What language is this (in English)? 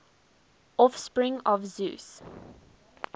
English